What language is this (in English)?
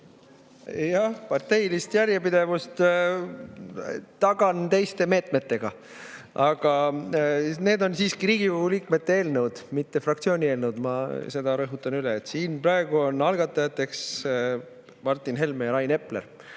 Estonian